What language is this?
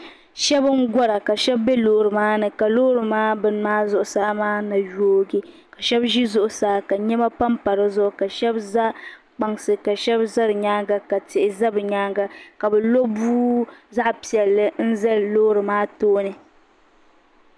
Dagbani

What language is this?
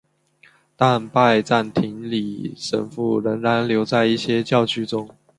Chinese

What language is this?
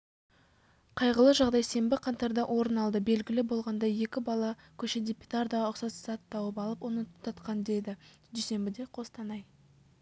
Kazakh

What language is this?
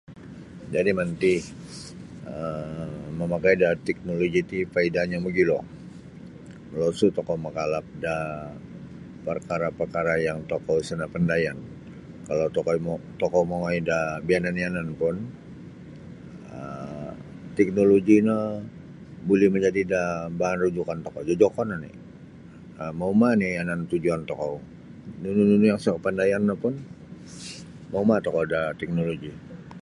Sabah Bisaya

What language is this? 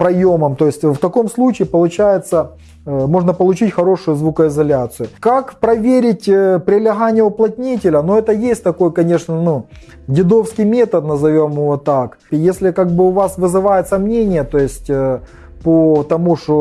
Russian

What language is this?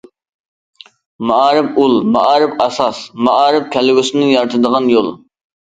Uyghur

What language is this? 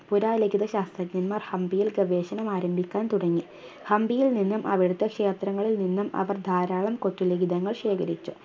Malayalam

